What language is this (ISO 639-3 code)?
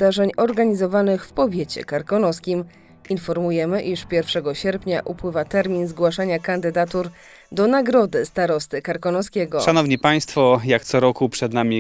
pol